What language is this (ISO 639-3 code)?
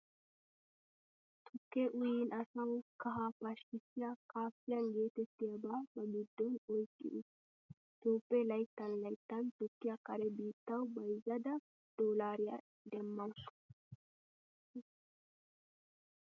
wal